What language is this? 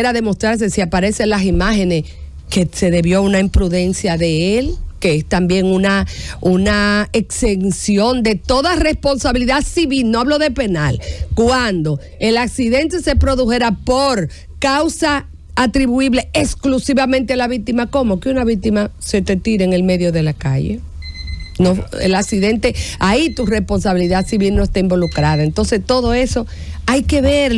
Spanish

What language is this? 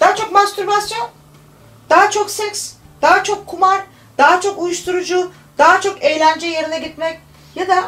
Turkish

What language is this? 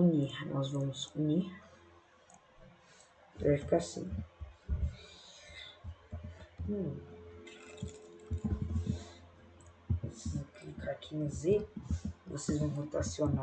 Portuguese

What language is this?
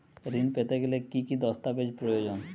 Bangla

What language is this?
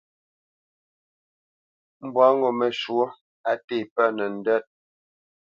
Bamenyam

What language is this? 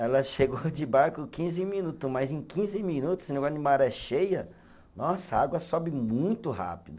Portuguese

